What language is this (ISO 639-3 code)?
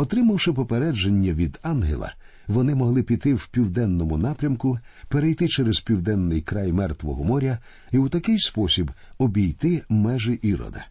ukr